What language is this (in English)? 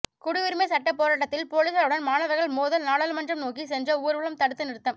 Tamil